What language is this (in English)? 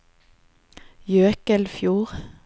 Norwegian